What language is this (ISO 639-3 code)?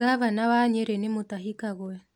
kik